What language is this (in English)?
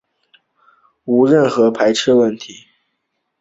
Chinese